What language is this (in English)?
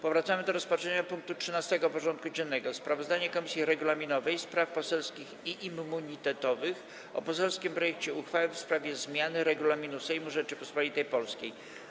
Polish